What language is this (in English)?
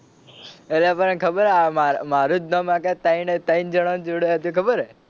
Gujarati